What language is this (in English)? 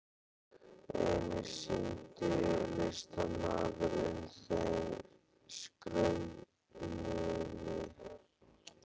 Icelandic